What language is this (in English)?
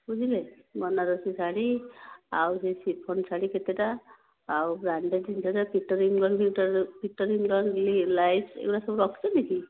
Odia